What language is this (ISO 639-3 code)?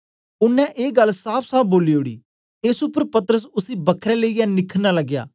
doi